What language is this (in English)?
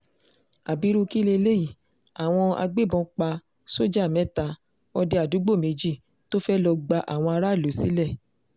Yoruba